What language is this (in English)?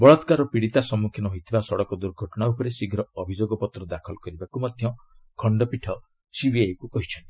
Odia